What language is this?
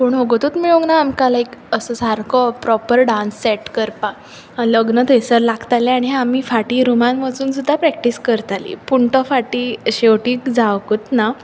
Konkani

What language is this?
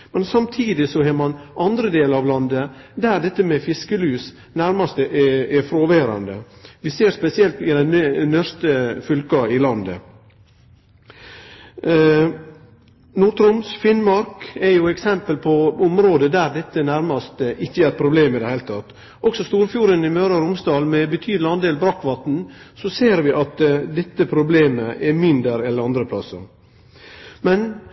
Norwegian Nynorsk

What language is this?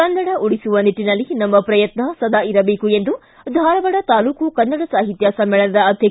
Kannada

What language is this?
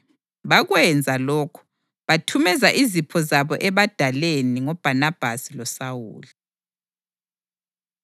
North Ndebele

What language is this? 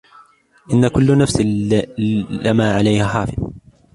Arabic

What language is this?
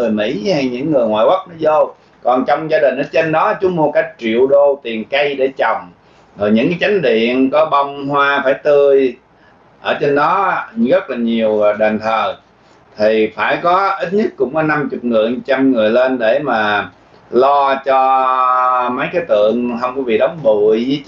Vietnamese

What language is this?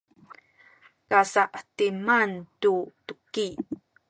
Sakizaya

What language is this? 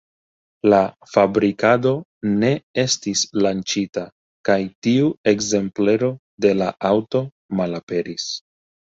Esperanto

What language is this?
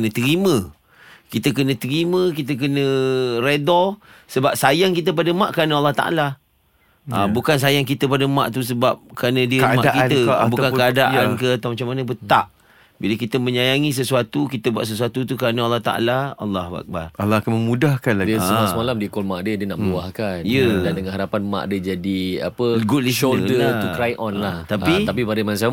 Malay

